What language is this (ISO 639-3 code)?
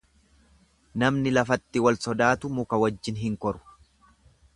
orm